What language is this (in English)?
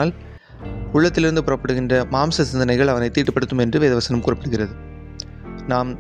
Tamil